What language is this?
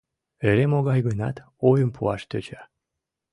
Mari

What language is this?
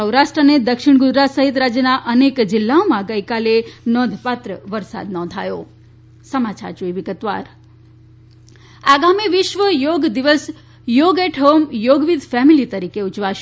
Gujarati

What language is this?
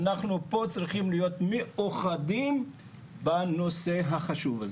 Hebrew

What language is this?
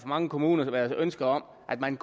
Danish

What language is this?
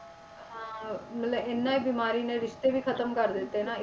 Punjabi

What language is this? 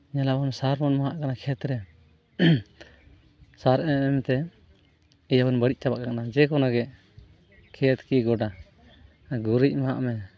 Santali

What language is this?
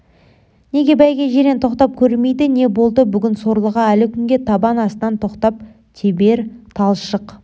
Kazakh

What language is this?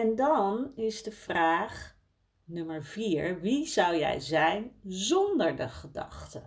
Dutch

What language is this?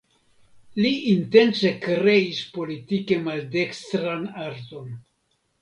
Esperanto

